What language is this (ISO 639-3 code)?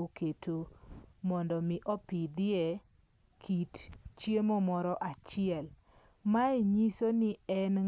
luo